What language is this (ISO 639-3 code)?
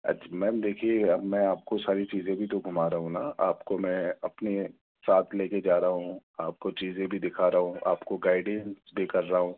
urd